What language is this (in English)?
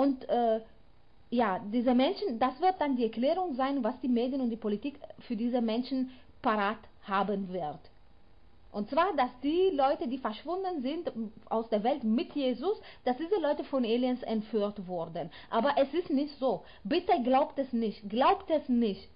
German